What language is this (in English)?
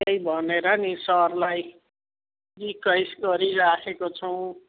Nepali